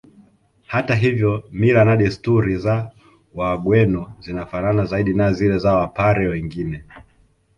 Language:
Swahili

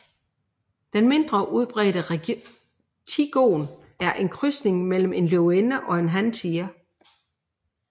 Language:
Danish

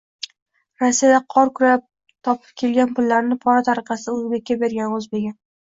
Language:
Uzbek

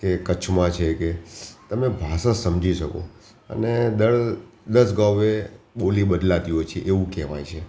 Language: Gujarati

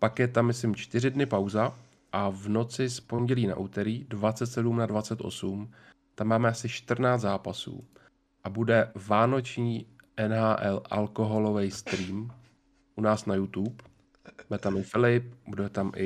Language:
Czech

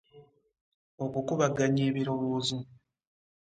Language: Ganda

